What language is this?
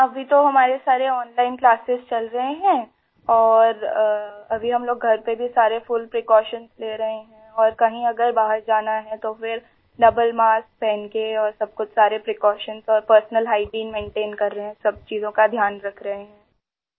Urdu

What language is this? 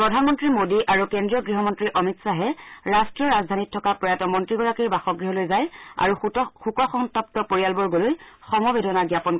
Assamese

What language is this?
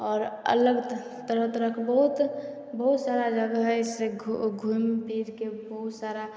Maithili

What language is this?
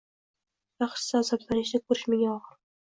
Uzbek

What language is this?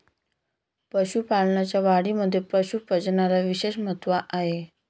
Marathi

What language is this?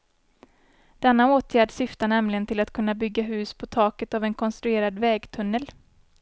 Swedish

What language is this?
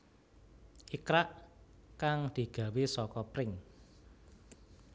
Javanese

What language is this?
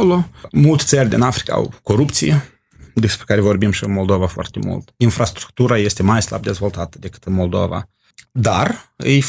Romanian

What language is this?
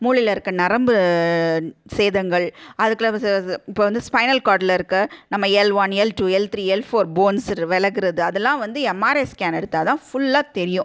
Tamil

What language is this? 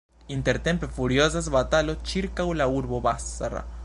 Esperanto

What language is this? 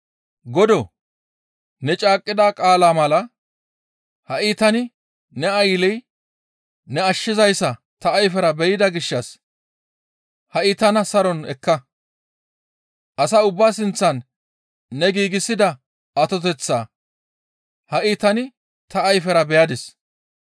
Gamo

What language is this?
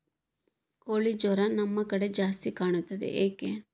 Kannada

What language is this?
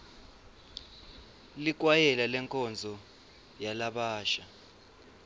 Swati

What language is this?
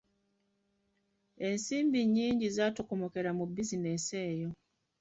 Ganda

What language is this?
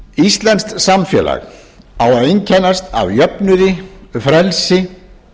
Icelandic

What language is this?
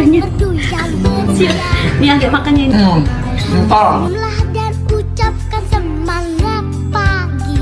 Indonesian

